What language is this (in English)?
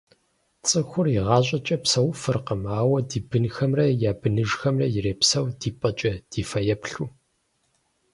Kabardian